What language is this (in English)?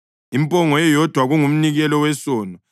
North Ndebele